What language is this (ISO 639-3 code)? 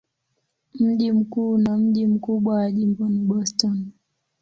swa